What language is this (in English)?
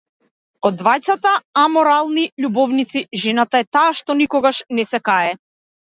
Macedonian